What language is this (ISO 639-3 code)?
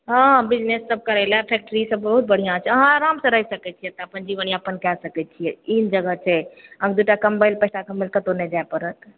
mai